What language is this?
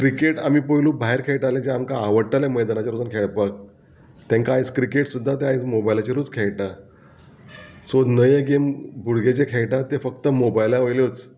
Konkani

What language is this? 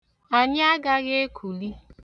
Igbo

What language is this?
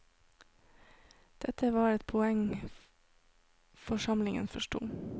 Norwegian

